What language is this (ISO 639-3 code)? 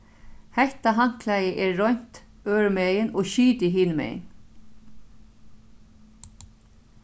fao